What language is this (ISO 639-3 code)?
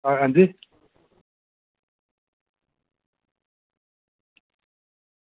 doi